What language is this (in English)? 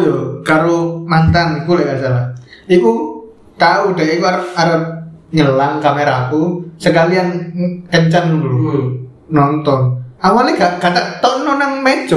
Indonesian